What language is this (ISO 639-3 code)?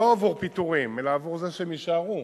heb